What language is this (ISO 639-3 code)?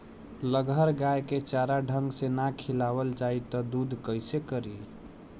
bho